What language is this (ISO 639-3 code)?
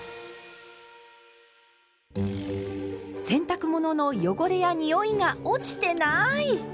jpn